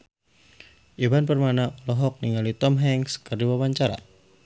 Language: Sundanese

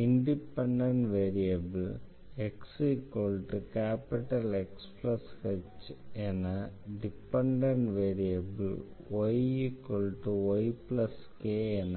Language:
Tamil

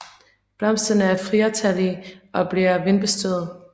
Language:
Danish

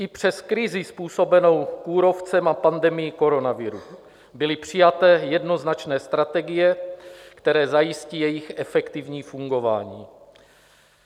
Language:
Czech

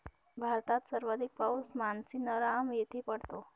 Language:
Marathi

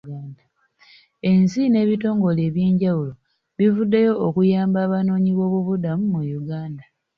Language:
Ganda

